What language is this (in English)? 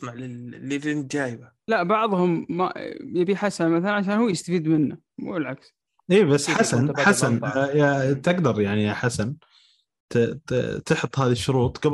Arabic